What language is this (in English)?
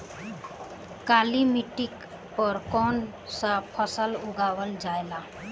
Bhojpuri